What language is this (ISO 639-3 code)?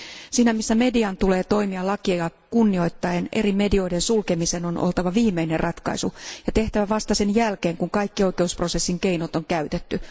fin